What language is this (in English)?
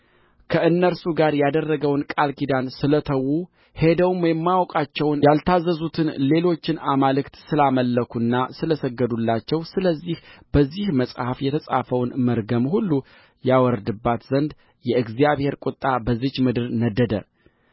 Amharic